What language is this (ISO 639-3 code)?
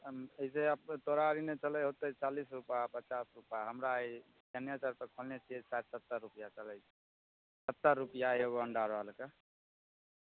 mai